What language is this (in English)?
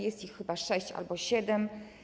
Polish